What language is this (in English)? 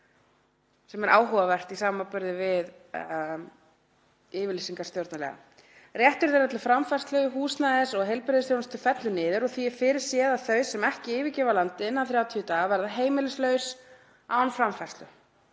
Icelandic